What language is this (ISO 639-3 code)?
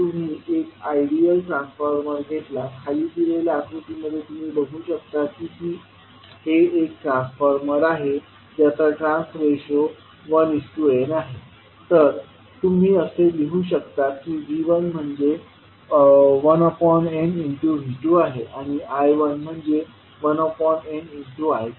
mar